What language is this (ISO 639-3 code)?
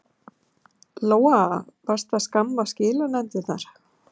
isl